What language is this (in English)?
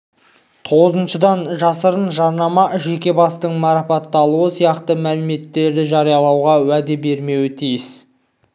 Kazakh